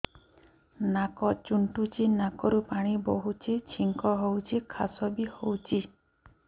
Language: Odia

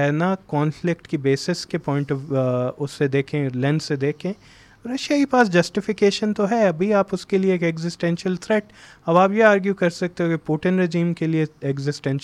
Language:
Urdu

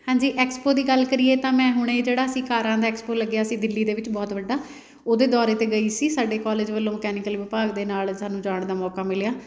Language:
Punjabi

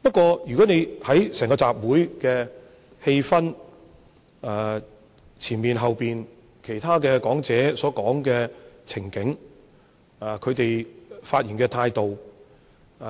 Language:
Cantonese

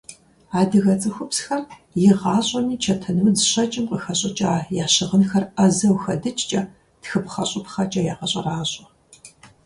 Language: Kabardian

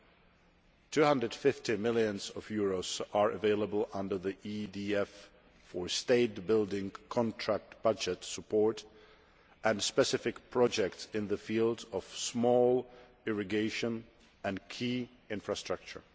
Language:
English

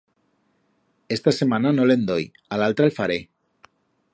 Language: Aragonese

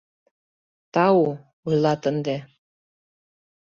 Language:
Mari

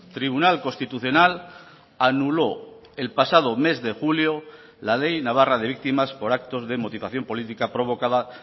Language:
Spanish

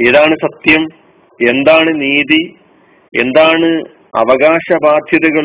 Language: Malayalam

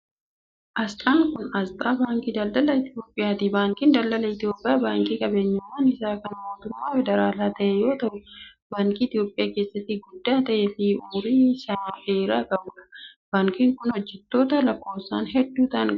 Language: Oromo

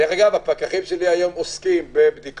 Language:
Hebrew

